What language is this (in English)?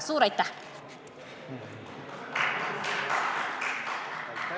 Estonian